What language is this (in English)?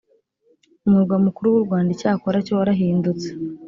Kinyarwanda